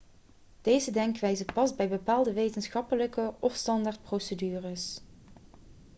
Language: Dutch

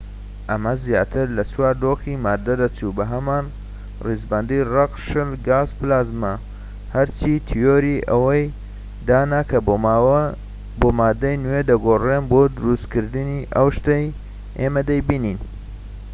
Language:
Central Kurdish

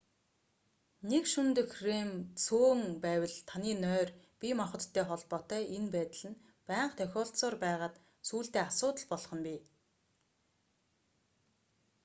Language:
Mongolian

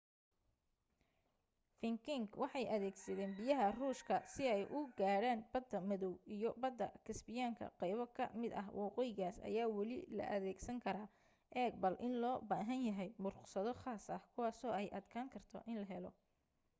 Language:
Somali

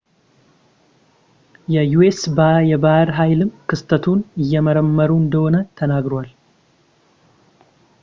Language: Amharic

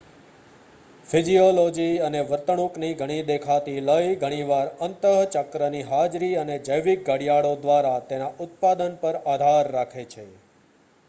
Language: Gujarati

